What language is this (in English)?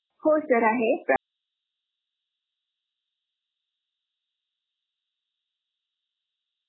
Marathi